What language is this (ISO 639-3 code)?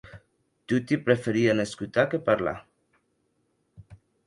oci